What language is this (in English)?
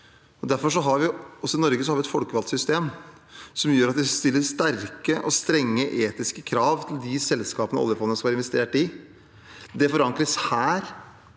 Norwegian